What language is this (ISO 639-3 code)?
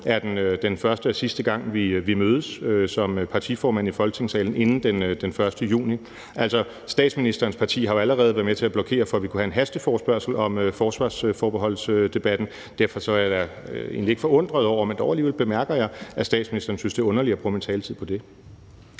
dan